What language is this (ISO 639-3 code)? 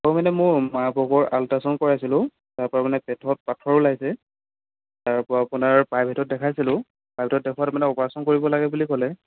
asm